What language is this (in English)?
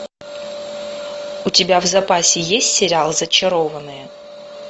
Russian